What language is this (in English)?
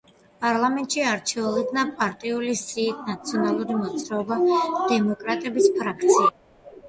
Georgian